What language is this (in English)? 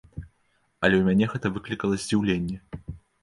Belarusian